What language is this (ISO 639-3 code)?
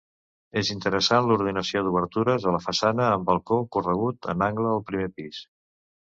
cat